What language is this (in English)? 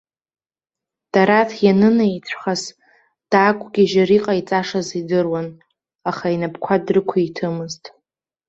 Abkhazian